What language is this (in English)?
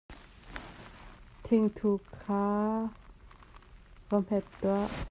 Hakha Chin